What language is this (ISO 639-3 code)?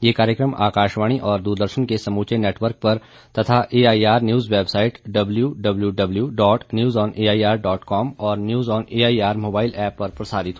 hin